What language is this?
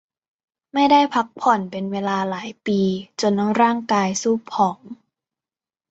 Thai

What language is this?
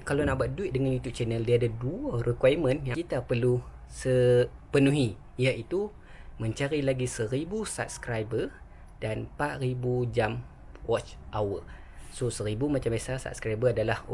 Malay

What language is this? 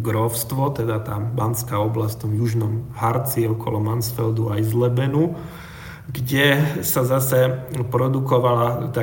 Slovak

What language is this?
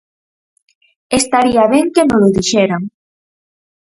Galician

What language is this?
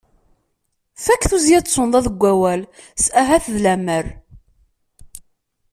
Kabyle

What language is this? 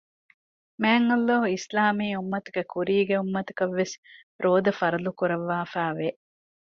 Divehi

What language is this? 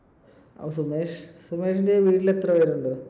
Malayalam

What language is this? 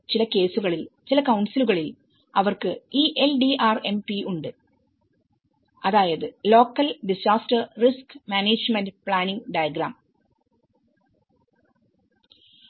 Malayalam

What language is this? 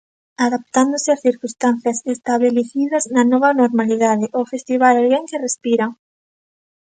Galician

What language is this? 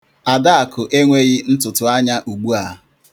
Igbo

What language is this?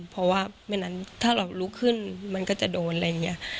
Thai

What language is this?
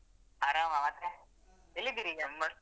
Kannada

